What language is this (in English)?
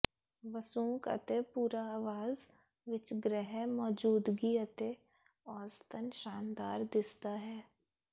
Punjabi